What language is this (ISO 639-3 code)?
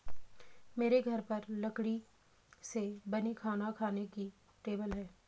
hin